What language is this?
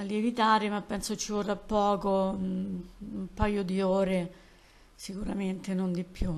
Italian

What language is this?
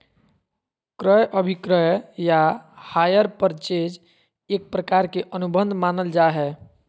Magahi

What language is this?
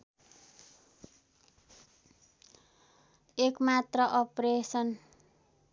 Nepali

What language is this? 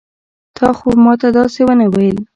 Pashto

